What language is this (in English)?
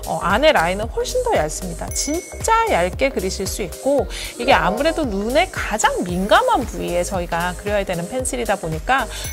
Korean